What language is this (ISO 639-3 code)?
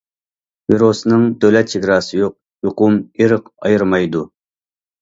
uig